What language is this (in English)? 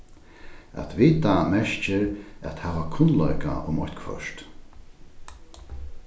Faroese